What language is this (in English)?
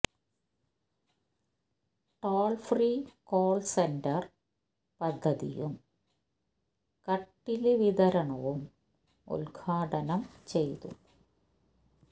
Malayalam